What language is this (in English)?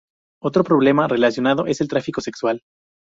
Spanish